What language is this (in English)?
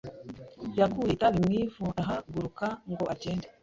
Kinyarwanda